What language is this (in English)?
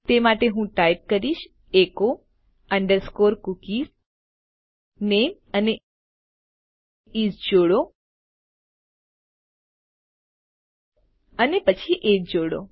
Gujarati